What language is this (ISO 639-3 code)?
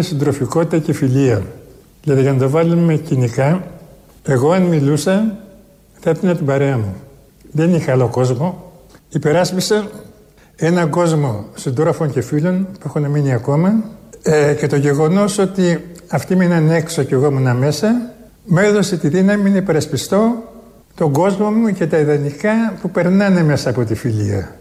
ell